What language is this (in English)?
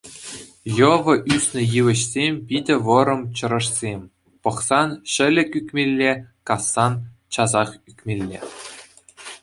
Chuvash